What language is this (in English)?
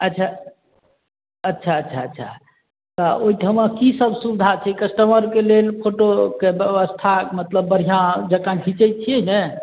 Maithili